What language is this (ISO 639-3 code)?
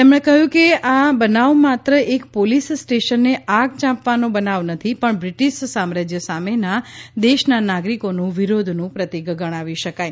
guj